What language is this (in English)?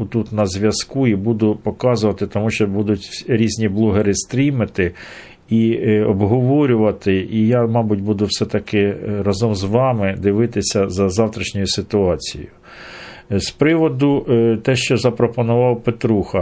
Ukrainian